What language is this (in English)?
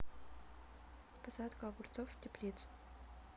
Russian